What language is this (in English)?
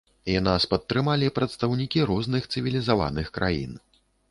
Belarusian